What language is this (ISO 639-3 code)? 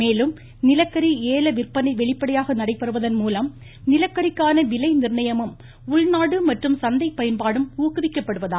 tam